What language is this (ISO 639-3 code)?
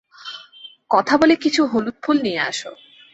ben